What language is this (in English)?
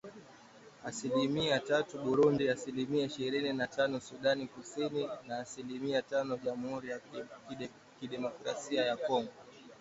Swahili